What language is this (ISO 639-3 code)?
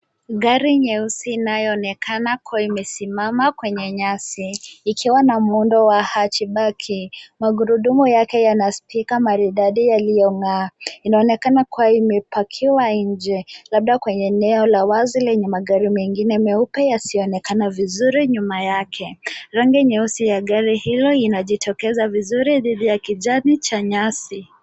swa